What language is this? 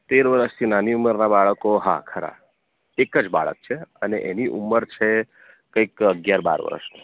Gujarati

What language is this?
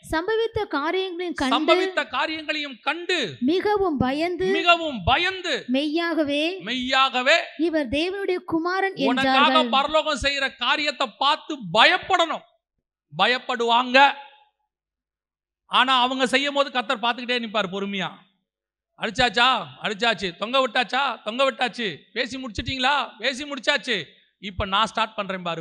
Tamil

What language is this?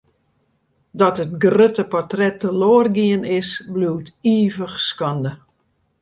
Western Frisian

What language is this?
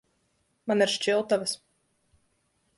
Latvian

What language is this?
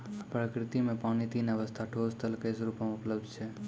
Maithili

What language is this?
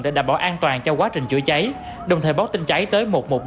Vietnamese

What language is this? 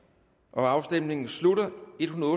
Danish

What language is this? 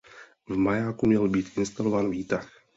Czech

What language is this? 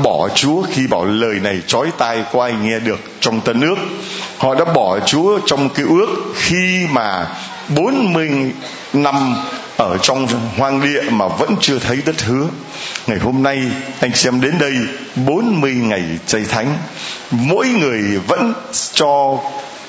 Vietnamese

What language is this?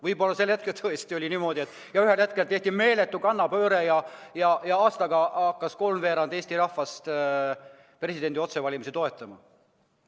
Estonian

